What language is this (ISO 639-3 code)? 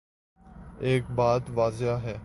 urd